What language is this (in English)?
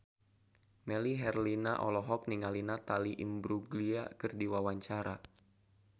Sundanese